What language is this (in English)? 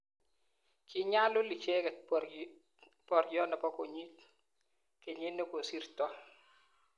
Kalenjin